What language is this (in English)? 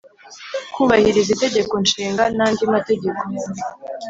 Kinyarwanda